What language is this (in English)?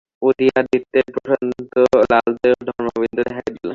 Bangla